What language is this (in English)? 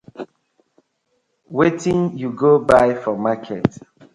Nigerian Pidgin